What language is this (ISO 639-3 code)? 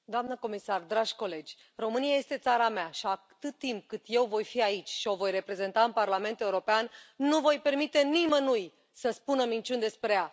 ron